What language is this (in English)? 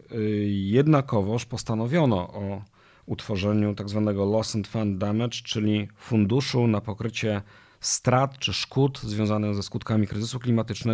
Polish